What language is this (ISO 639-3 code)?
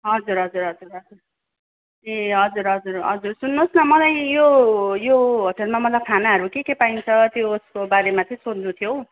nep